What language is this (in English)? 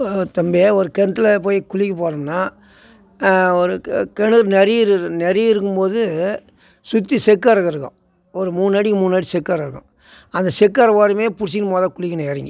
Tamil